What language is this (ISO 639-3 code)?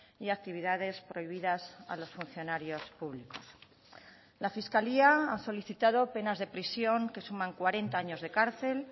spa